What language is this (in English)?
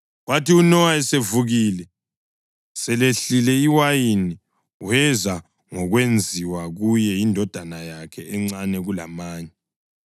North Ndebele